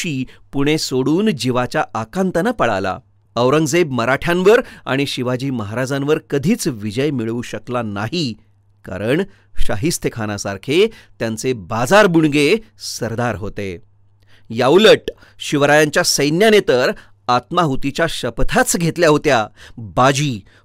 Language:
Hindi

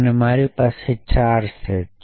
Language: Gujarati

